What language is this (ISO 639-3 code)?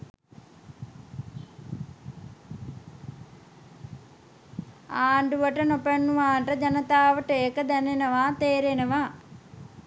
sin